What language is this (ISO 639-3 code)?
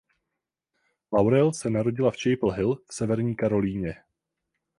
ces